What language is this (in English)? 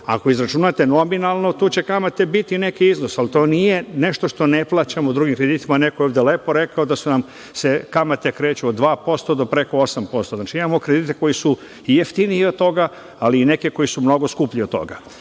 Serbian